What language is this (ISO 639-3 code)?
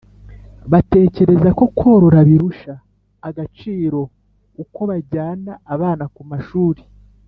kin